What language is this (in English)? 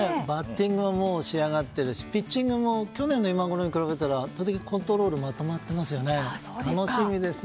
Japanese